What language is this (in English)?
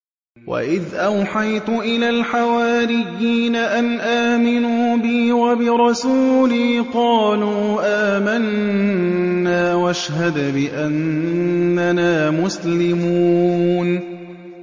Arabic